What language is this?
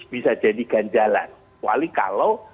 Indonesian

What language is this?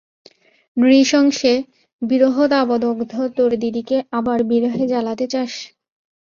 Bangla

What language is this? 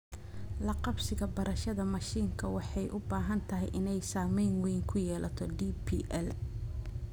Somali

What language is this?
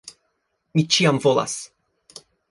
Esperanto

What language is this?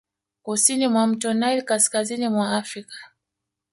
Swahili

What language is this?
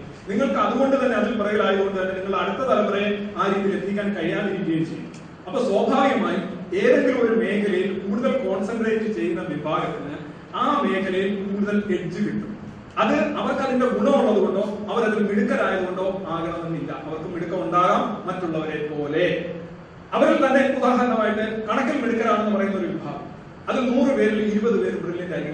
Malayalam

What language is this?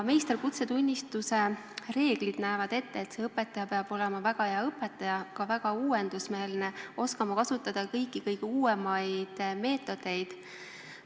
Estonian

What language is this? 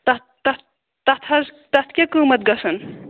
Kashmiri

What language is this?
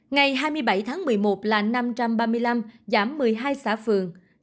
Vietnamese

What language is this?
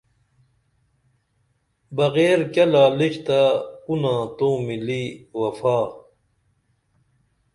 Dameli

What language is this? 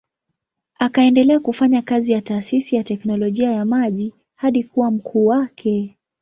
Swahili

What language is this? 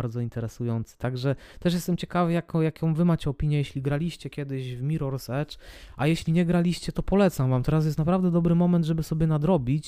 Polish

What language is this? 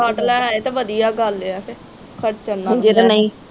Punjabi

